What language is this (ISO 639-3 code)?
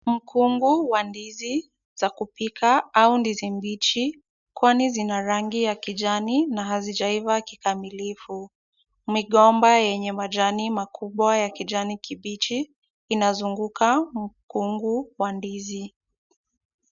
swa